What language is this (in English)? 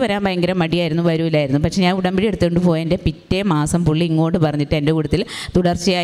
Malayalam